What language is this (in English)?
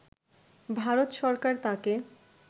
Bangla